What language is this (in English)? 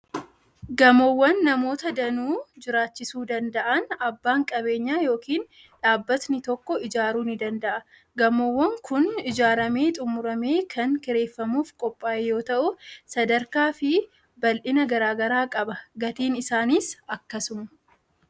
Oromo